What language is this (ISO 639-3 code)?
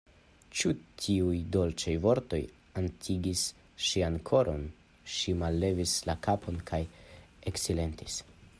epo